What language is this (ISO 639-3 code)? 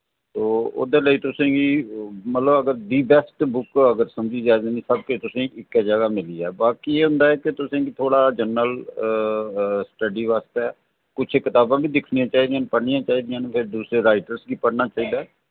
doi